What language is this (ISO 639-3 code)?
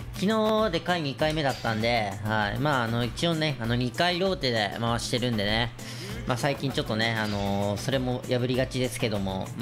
jpn